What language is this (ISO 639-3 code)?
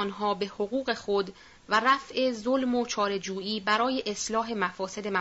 fas